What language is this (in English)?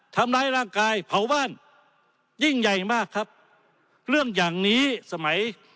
Thai